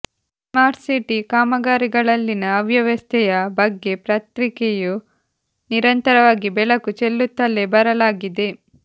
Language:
Kannada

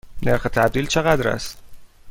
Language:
Persian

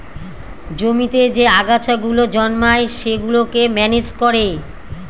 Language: Bangla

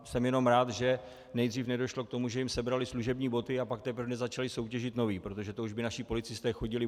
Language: Czech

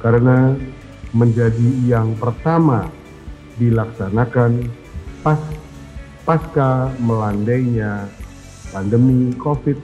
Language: Indonesian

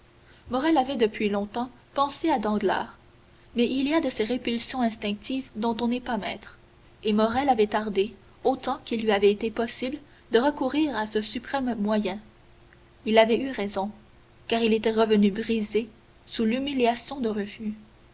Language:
French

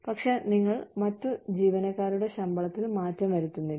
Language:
Malayalam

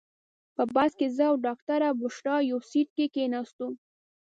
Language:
Pashto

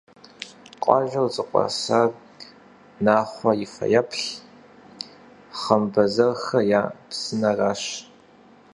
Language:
Kabardian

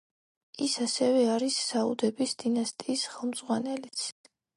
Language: Georgian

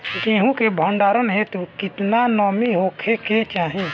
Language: Bhojpuri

